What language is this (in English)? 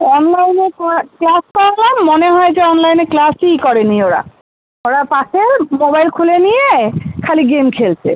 Bangla